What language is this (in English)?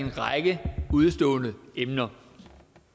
Danish